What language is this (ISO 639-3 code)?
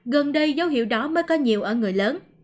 vie